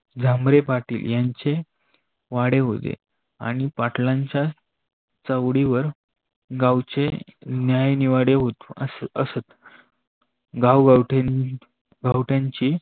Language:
Marathi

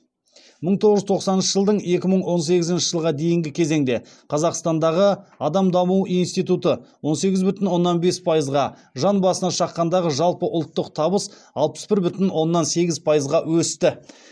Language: Kazakh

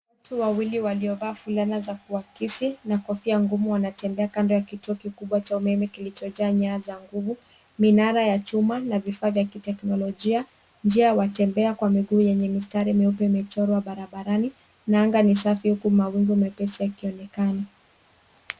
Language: Swahili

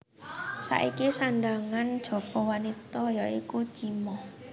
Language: Javanese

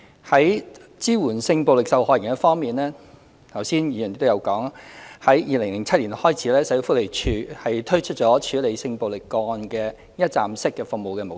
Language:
Cantonese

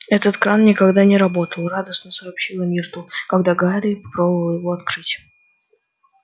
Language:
Russian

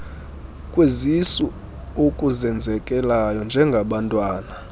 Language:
Xhosa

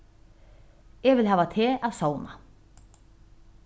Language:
Faroese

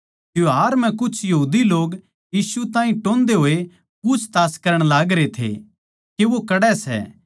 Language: Haryanvi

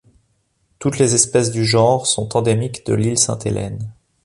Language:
French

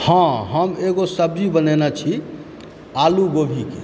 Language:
Maithili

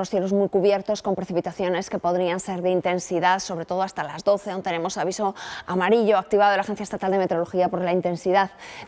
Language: Spanish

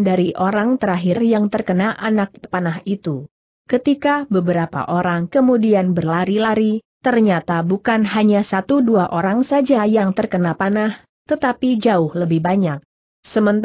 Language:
Indonesian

